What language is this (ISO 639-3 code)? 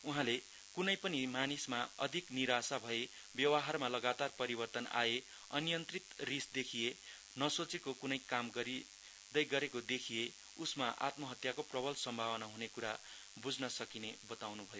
nep